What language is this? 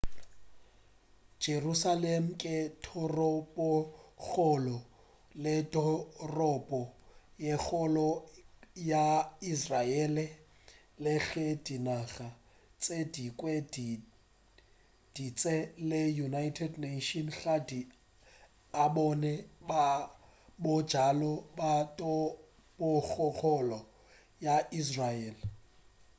Northern Sotho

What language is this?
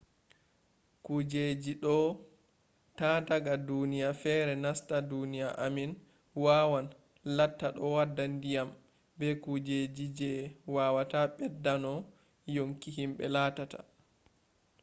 Fula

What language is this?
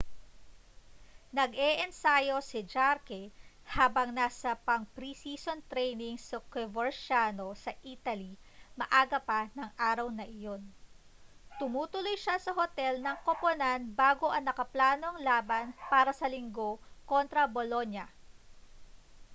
Filipino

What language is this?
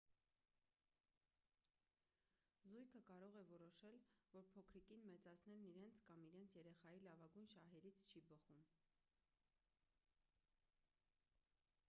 Armenian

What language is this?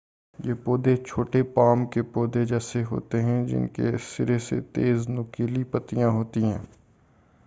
Urdu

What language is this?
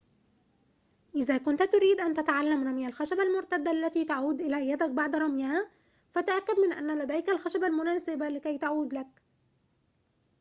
Arabic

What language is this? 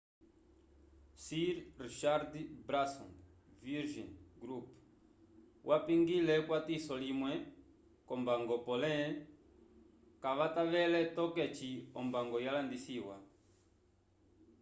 Umbundu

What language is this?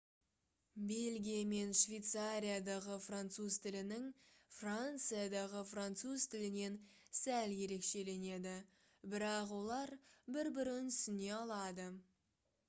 Kazakh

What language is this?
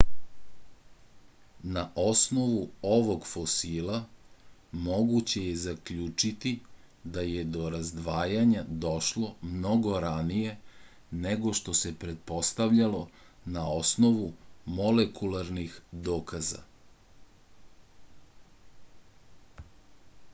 Serbian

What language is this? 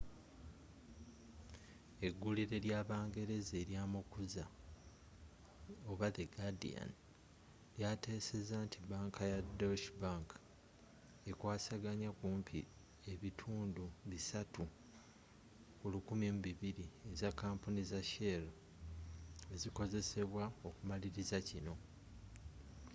Ganda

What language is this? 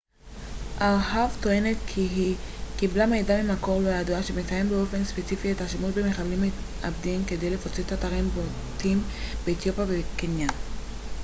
Hebrew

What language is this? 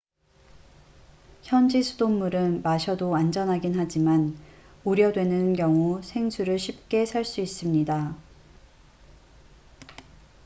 Korean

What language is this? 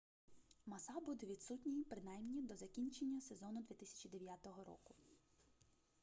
Ukrainian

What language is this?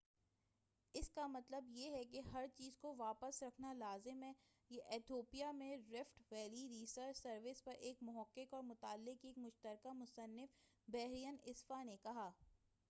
Urdu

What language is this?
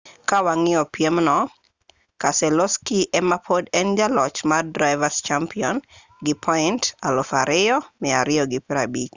Luo (Kenya and Tanzania)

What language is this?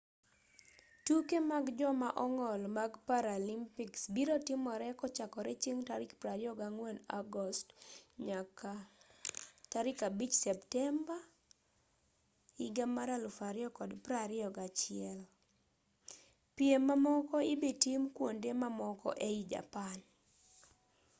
Luo (Kenya and Tanzania)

